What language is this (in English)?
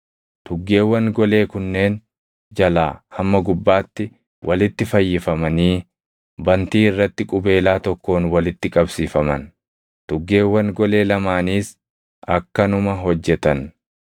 Oromo